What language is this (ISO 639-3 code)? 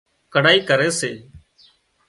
kxp